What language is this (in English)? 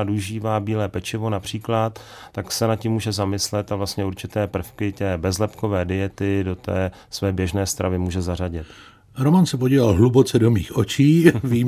Czech